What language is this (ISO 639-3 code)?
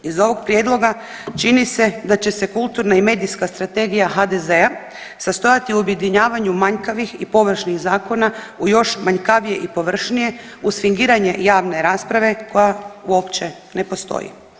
hrv